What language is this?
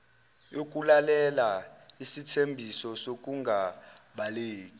Zulu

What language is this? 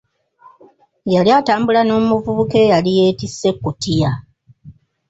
Ganda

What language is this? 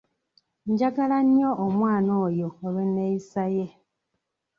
Ganda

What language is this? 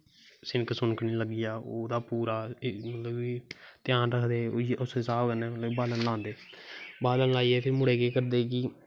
Dogri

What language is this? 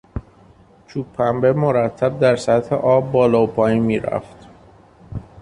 Persian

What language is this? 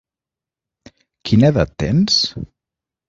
Catalan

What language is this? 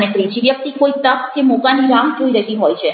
Gujarati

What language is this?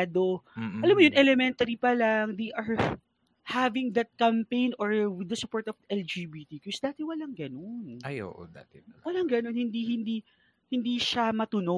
Filipino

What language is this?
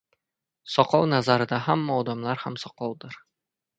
Uzbek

